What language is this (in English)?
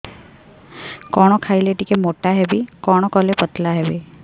Odia